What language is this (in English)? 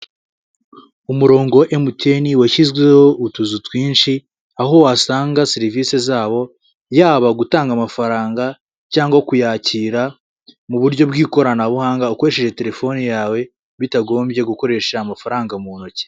Kinyarwanda